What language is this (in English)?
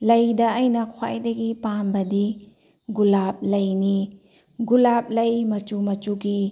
Manipuri